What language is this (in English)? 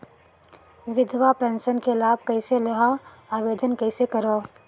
Chhattisgarhi